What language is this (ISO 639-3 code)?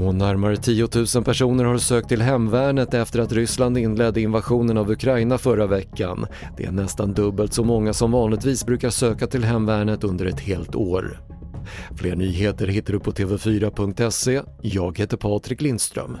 swe